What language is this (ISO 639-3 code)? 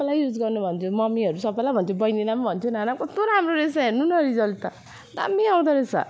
nep